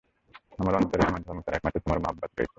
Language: Bangla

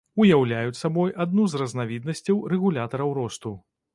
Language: Belarusian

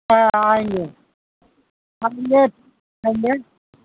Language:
Urdu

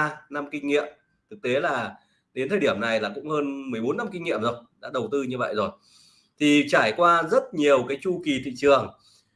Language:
Vietnamese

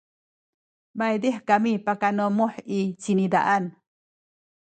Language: Sakizaya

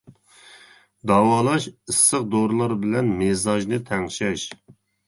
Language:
Uyghur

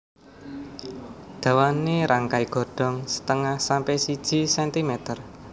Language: Javanese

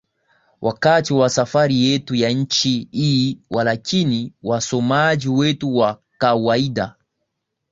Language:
Swahili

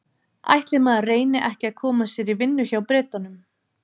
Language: Icelandic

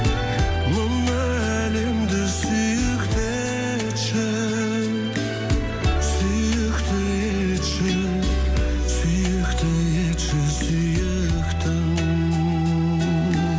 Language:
Kazakh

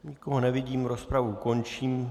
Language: Czech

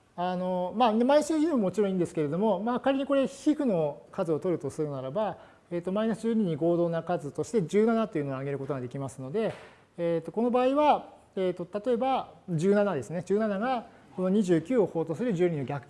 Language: Japanese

